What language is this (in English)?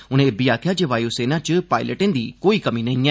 Dogri